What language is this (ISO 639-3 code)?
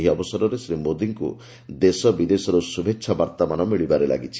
ori